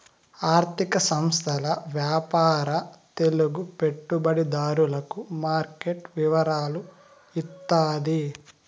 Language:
Telugu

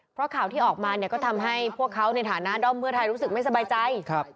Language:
Thai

